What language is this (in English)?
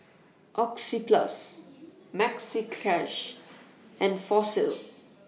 English